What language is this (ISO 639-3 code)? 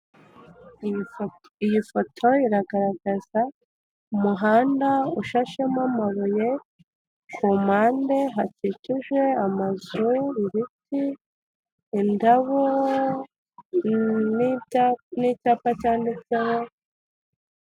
kin